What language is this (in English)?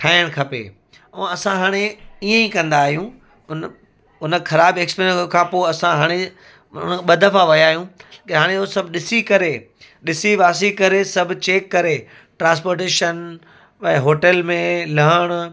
Sindhi